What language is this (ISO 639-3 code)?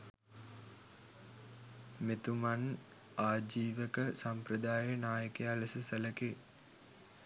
sin